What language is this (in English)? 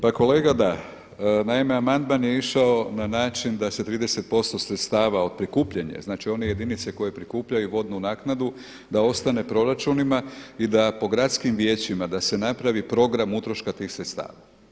Croatian